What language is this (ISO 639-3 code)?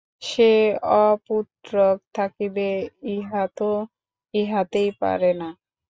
ben